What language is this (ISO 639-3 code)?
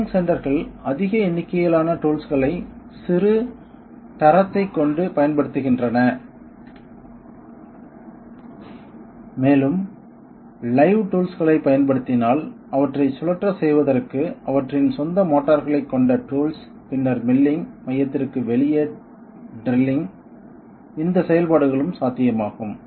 tam